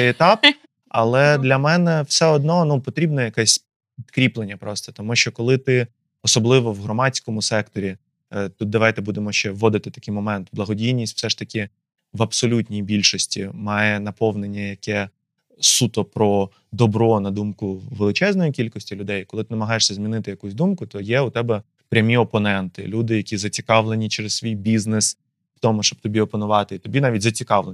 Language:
Ukrainian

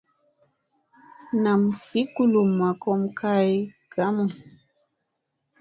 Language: Musey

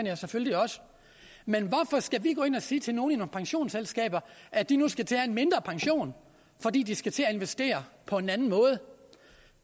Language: Danish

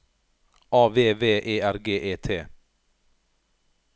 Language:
Norwegian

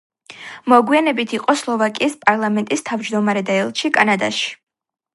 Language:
Georgian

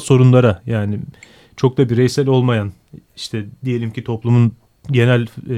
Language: Turkish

